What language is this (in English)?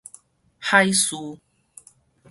Min Nan Chinese